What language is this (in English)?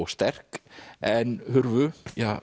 Icelandic